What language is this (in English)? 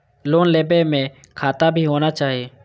Maithili